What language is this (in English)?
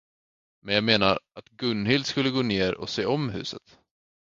Swedish